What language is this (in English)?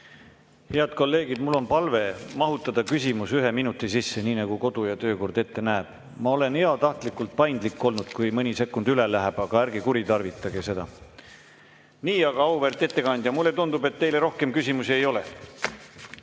Estonian